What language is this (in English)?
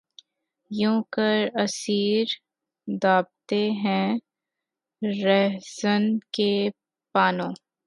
Urdu